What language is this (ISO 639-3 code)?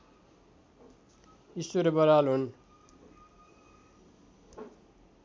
nep